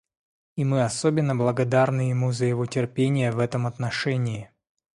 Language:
Russian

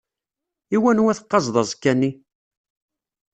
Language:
Kabyle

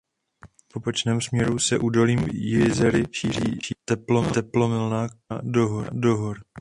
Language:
Czech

